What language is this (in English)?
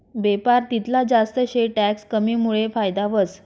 Marathi